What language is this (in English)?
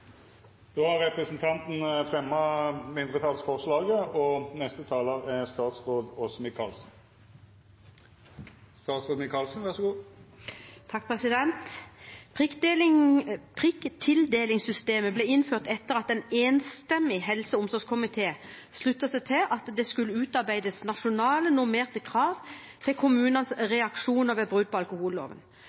Norwegian